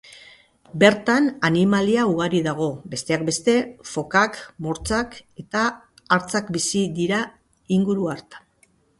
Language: Basque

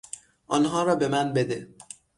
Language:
Persian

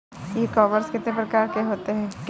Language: Hindi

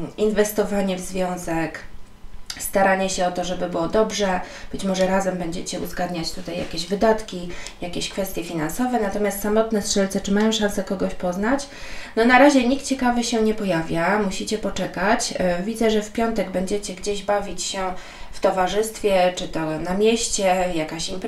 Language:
Polish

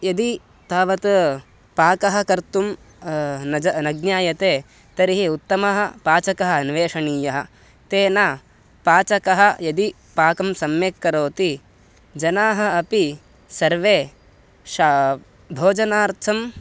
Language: Sanskrit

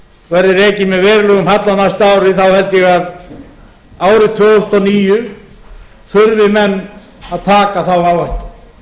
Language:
Icelandic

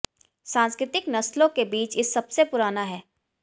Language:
Hindi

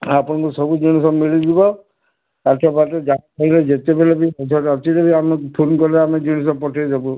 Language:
Odia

